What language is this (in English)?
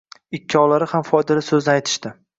Uzbek